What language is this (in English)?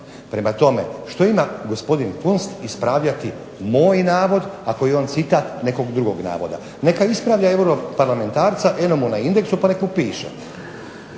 Croatian